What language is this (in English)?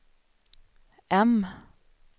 Swedish